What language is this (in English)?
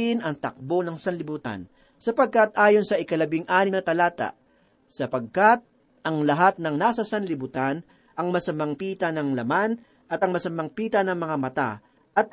Filipino